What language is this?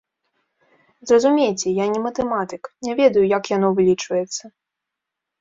Belarusian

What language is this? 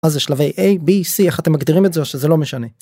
Hebrew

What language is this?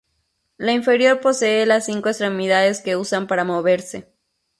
Spanish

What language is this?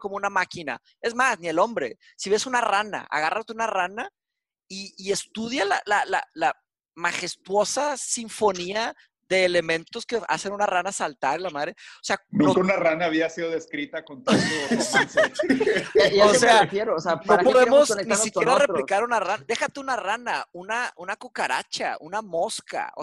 Spanish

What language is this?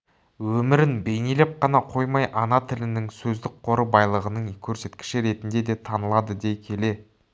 Kazakh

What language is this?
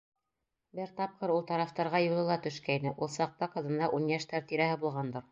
Bashkir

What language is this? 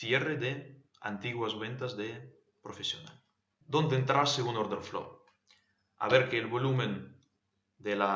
Spanish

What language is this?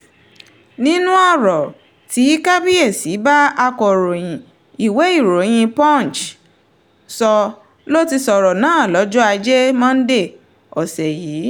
Yoruba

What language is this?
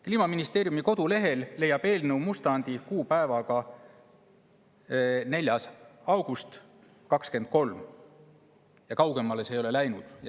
Estonian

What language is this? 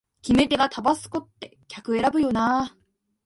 Japanese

